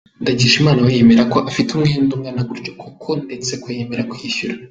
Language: Kinyarwanda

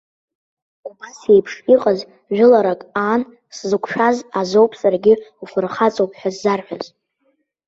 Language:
Abkhazian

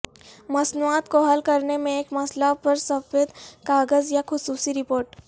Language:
Urdu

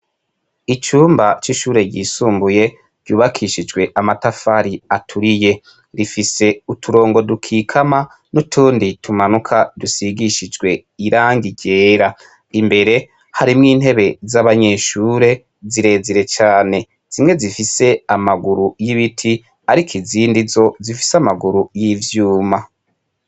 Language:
Rundi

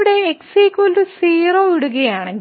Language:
Malayalam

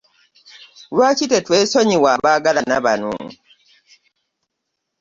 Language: Ganda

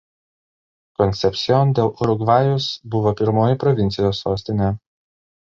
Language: Lithuanian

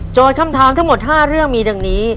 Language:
Thai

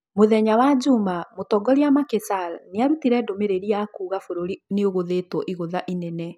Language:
Kikuyu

